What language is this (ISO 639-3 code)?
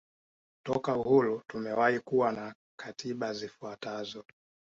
swa